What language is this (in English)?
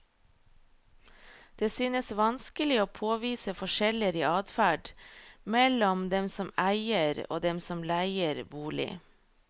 Norwegian